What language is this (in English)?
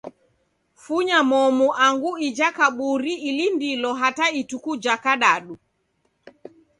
Taita